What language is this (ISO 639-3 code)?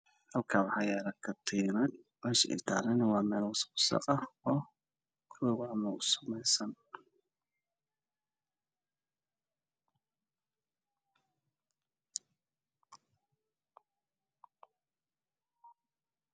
som